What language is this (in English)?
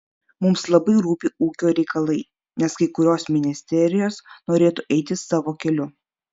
Lithuanian